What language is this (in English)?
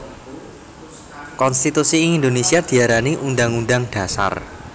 Javanese